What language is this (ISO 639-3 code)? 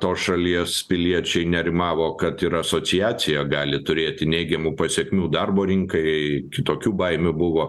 lit